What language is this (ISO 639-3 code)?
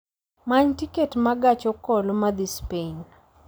luo